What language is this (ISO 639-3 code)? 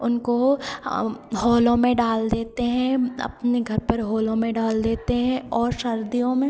hin